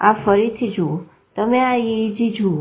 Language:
Gujarati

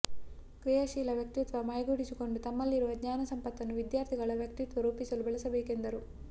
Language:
Kannada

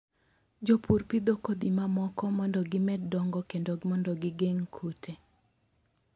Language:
Luo (Kenya and Tanzania)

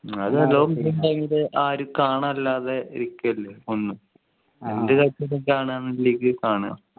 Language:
Malayalam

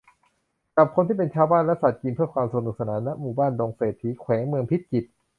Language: Thai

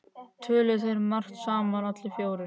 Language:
Icelandic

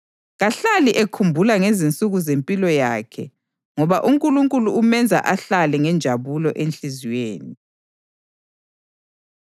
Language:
North Ndebele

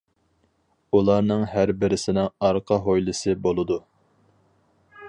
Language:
Uyghur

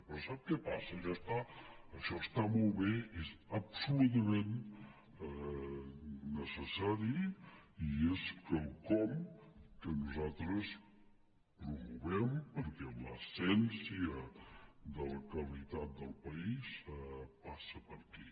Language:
Catalan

